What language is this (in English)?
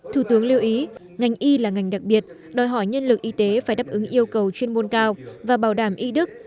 Vietnamese